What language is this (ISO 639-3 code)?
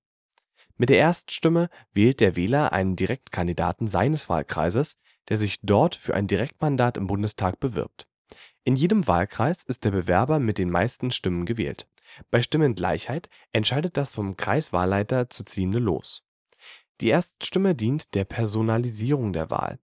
deu